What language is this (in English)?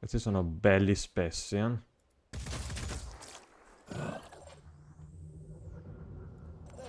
Italian